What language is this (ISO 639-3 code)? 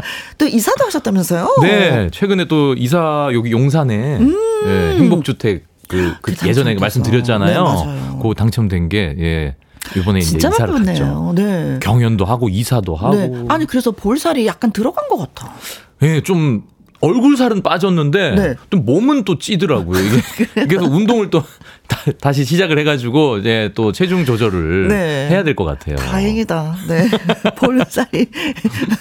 kor